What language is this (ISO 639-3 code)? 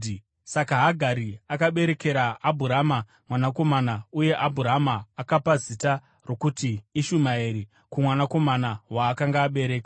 sna